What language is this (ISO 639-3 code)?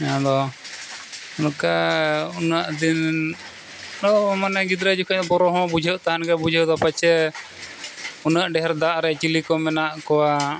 sat